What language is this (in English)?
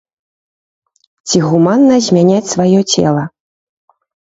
Belarusian